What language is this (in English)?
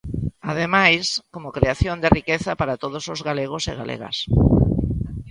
Galician